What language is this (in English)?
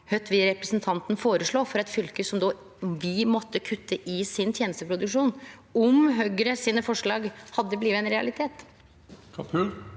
Norwegian